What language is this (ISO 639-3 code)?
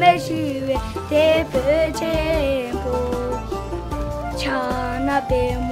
ron